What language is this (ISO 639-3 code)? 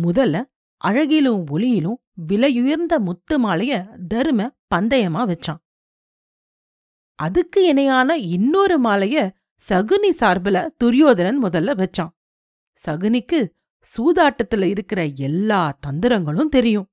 tam